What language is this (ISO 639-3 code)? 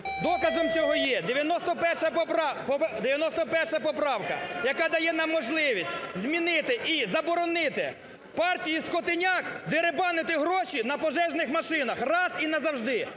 ukr